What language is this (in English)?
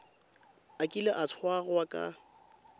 Tswana